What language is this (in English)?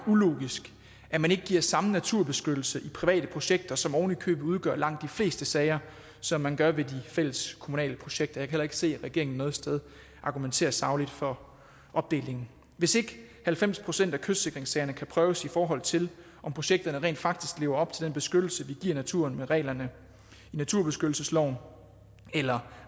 Danish